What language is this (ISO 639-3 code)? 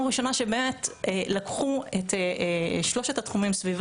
heb